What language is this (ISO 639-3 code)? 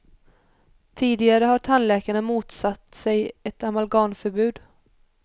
swe